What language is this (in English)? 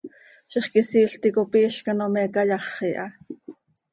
Seri